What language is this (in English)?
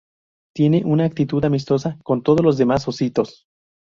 Spanish